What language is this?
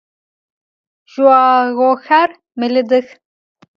Adyghe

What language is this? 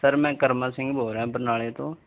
Punjabi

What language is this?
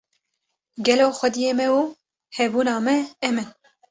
Kurdish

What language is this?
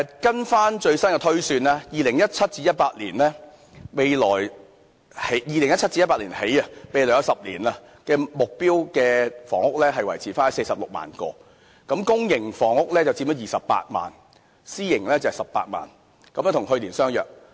Cantonese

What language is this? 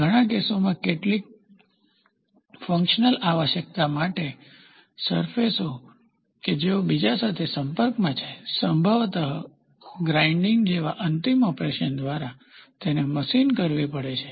Gujarati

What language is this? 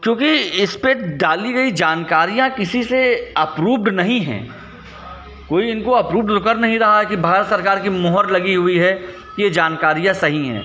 Hindi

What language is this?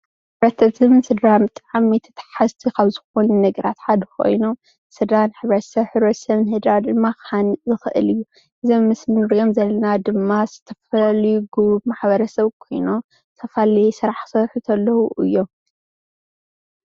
Tigrinya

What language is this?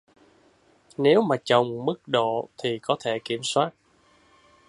Vietnamese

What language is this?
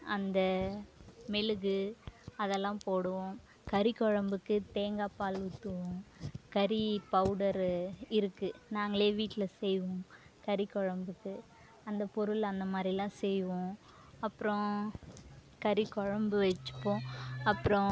Tamil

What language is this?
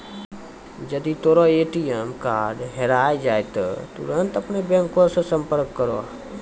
Maithili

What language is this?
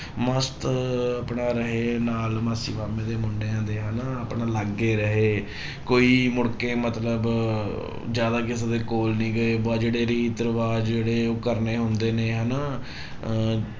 Punjabi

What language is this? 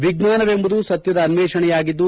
Kannada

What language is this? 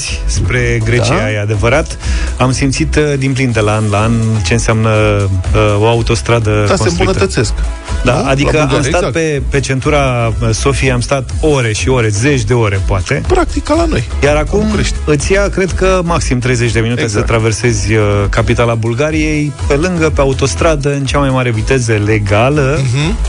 Romanian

